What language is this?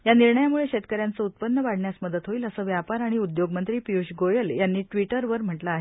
Marathi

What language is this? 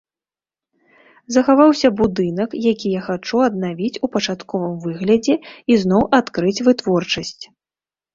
Belarusian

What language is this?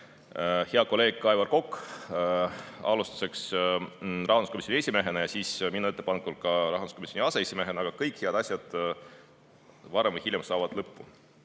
Estonian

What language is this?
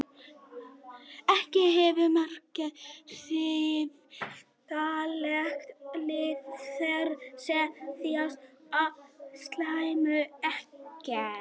Icelandic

